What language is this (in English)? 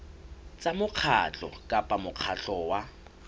Southern Sotho